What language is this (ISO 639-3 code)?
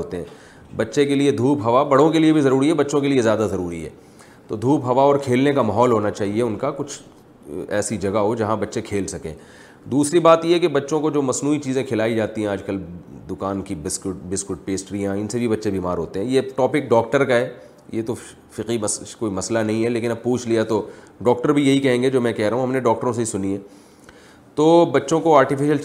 urd